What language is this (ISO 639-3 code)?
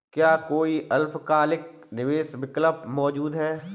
hin